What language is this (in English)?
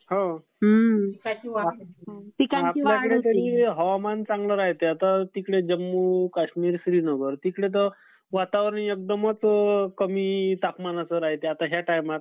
Marathi